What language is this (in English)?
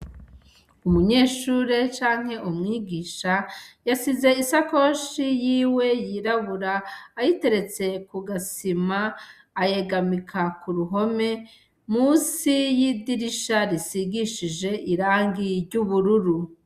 Rundi